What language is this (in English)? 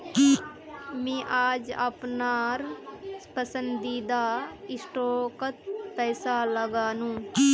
Magahi